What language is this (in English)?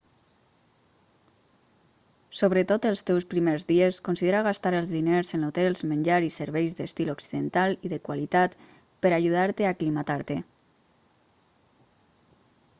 Catalan